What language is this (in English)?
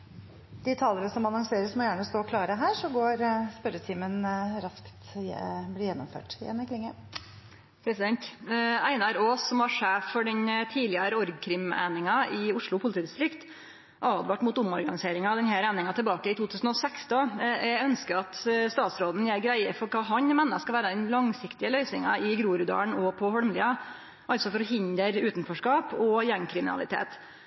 Norwegian Nynorsk